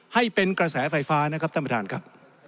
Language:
Thai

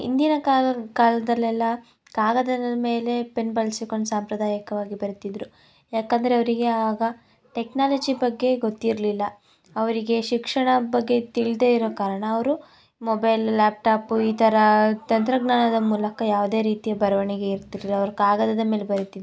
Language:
Kannada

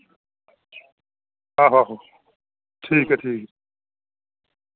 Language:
Dogri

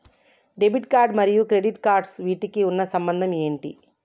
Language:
Telugu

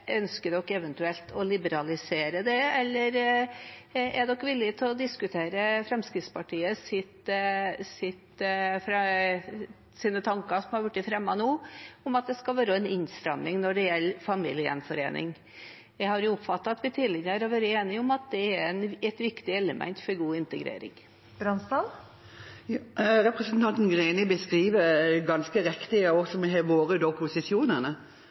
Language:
Norwegian Bokmål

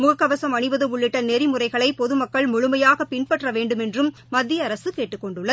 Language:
Tamil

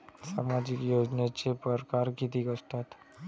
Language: Marathi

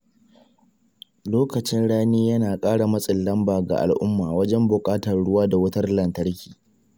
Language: Hausa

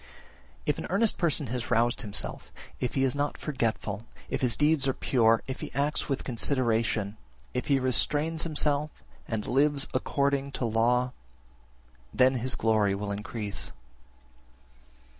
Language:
English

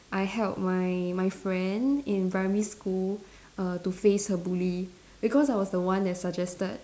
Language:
English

